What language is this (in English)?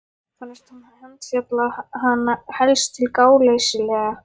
Icelandic